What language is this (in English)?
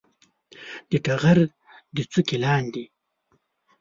Pashto